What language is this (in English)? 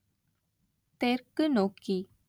Tamil